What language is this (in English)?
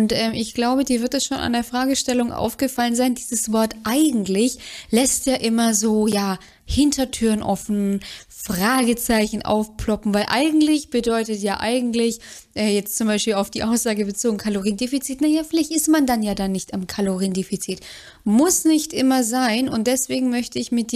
German